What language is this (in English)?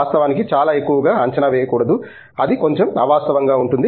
Telugu